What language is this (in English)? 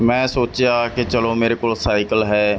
Punjabi